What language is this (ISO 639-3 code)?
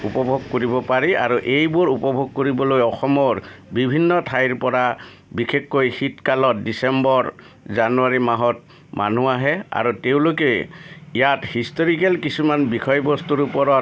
asm